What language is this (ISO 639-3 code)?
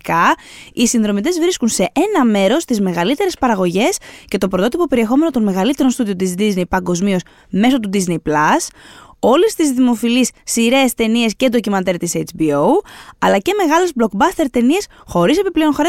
ell